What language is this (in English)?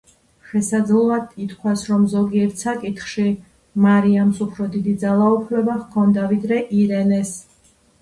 Georgian